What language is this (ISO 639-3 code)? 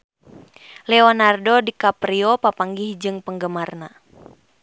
sun